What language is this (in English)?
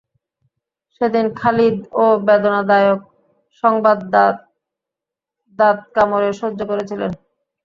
Bangla